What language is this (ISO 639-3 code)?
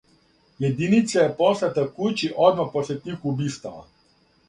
srp